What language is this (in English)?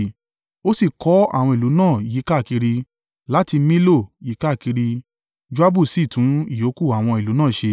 Yoruba